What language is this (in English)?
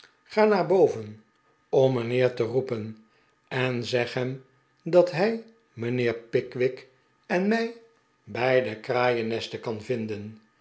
Dutch